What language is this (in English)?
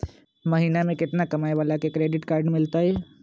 Magahi